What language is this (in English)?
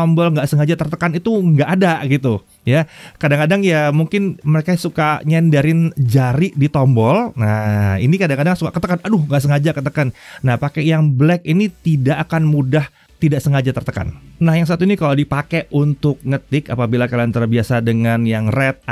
Indonesian